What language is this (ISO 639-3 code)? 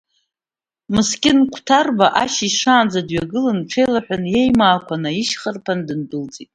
abk